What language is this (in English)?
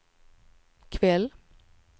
Swedish